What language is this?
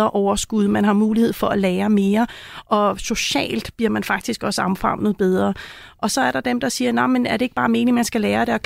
Danish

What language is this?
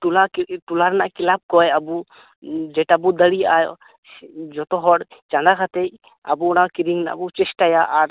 Santali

